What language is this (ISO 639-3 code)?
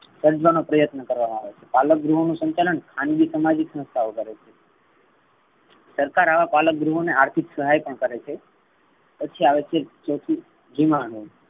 guj